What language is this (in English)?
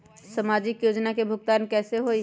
Magahi